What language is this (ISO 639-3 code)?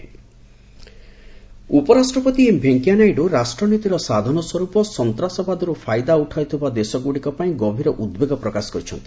ori